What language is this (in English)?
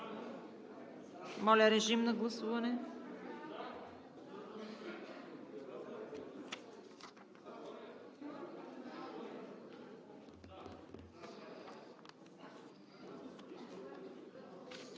Bulgarian